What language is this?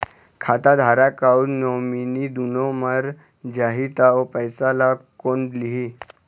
Chhattisgarhi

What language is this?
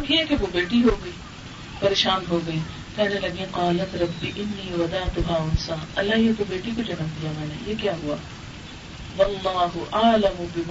Urdu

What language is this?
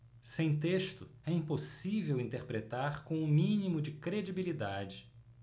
Portuguese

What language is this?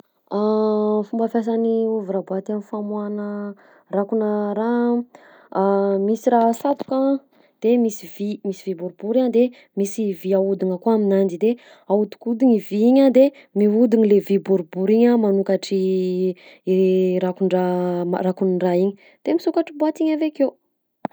Southern Betsimisaraka Malagasy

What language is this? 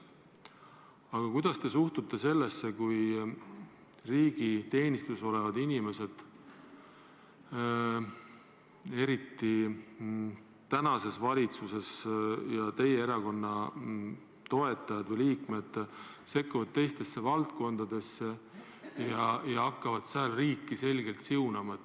Estonian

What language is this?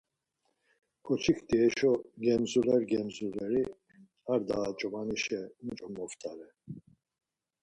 Laz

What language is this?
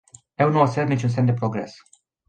Romanian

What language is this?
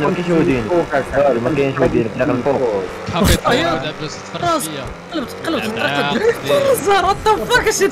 Arabic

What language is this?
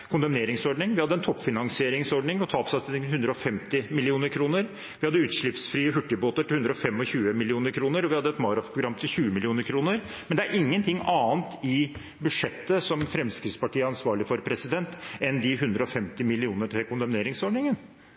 Norwegian Bokmål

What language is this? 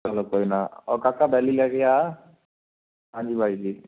Punjabi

